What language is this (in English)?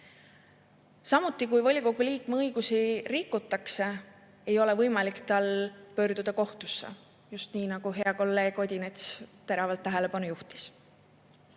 Estonian